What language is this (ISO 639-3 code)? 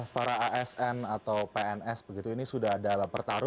ind